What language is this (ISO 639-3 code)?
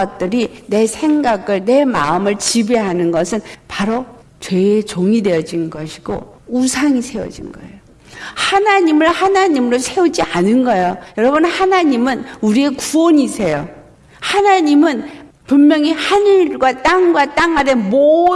kor